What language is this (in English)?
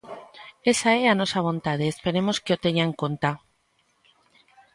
Galician